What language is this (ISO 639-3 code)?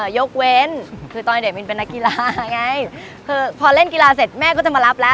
tha